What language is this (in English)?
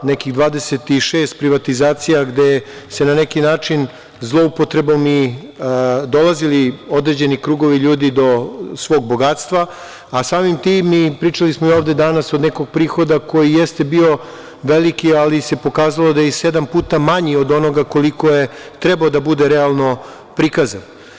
Serbian